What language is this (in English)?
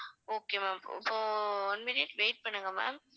Tamil